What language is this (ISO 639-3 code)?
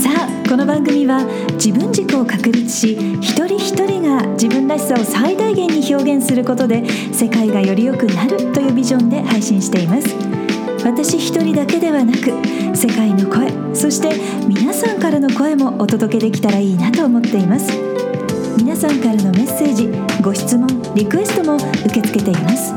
jpn